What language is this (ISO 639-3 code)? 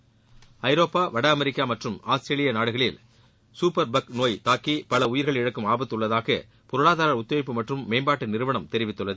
tam